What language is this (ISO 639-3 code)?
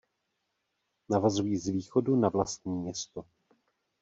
ces